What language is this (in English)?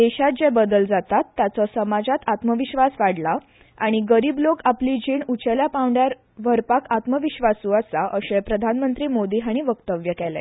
Konkani